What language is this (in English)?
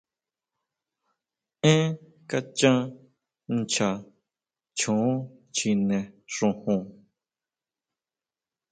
Huautla Mazatec